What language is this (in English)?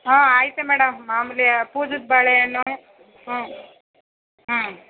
Kannada